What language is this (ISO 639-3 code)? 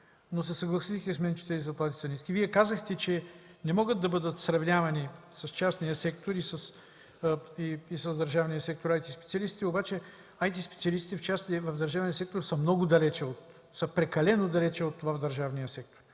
bul